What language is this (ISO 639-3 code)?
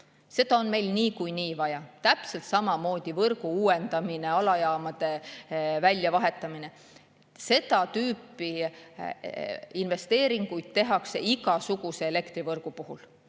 est